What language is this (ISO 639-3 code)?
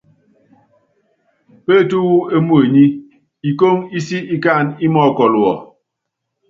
yav